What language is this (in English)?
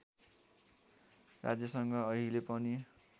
Nepali